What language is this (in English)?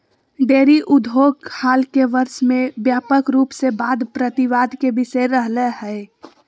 Magahi